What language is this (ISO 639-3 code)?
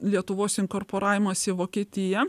lit